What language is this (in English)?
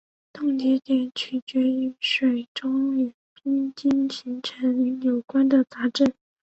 Chinese